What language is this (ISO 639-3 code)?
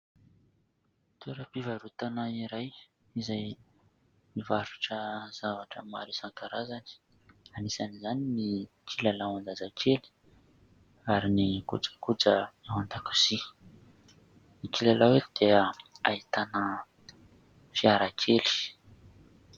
mlg